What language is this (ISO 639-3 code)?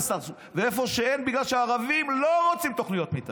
heb